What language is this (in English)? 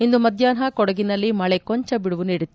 Kannada